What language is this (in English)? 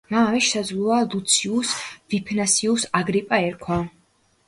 Georgian